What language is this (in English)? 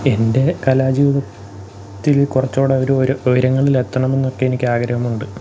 Malayalam